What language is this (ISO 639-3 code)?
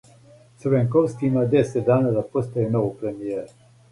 srp